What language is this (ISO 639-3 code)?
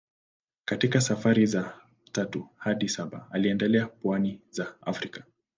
swa